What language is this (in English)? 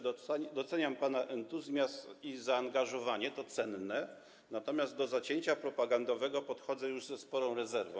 Polish